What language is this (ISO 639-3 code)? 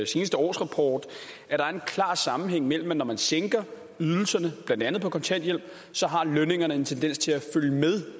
dan